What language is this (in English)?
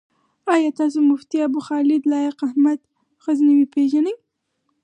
Pashto